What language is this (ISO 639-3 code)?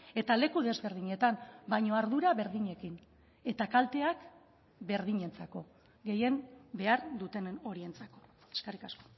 eus